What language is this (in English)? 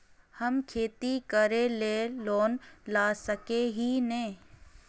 Magahi